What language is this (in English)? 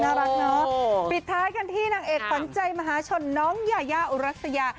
Thai